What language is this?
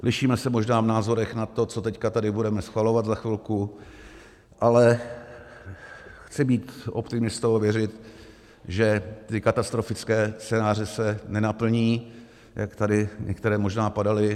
Czech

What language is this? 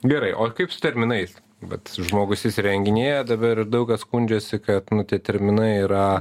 Lithuanian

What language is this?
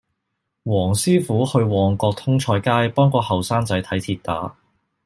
Cantonese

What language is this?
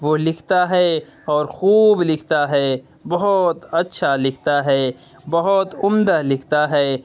Urdu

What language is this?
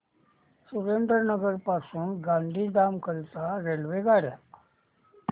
Marathi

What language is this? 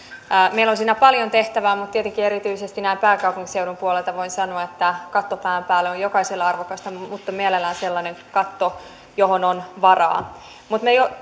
Finnish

